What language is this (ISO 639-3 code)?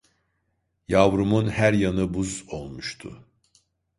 tur